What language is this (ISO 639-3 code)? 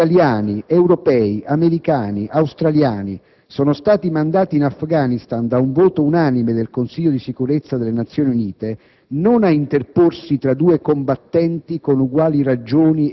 ita